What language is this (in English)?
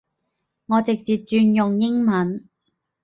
Cantonese